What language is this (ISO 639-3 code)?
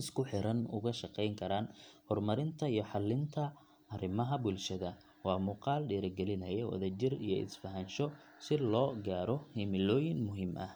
som